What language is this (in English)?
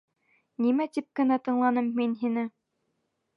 Bashkir